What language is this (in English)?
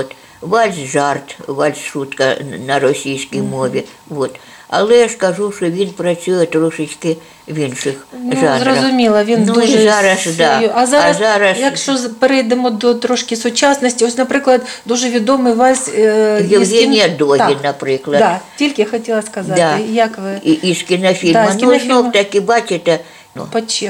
Ukrainian